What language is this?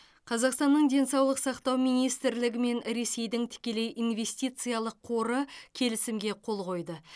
Kazakh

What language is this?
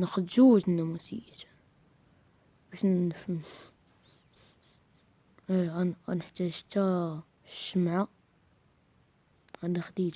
Arabic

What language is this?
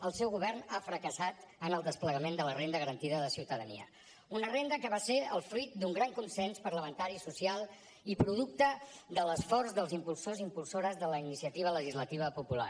Catalan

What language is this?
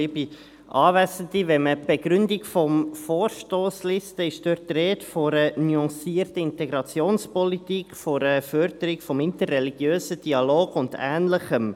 Swiss German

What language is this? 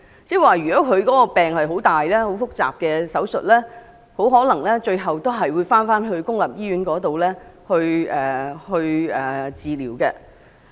Cantonese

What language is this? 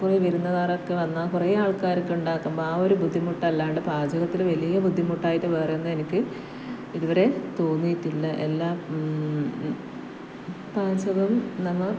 Malayalam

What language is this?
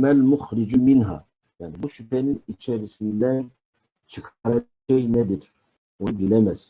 Turkish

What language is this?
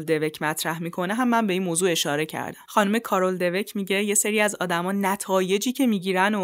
Persian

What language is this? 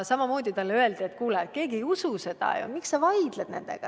Estonian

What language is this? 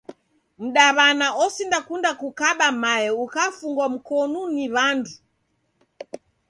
Taita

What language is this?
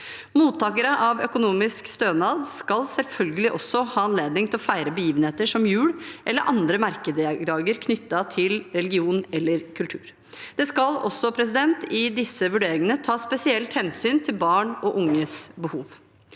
Norwegian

